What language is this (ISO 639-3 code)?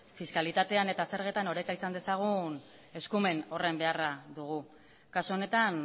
eus